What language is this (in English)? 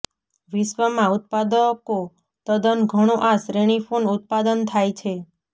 Gujarati